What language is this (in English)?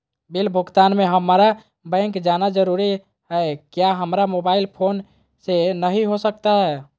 Magahi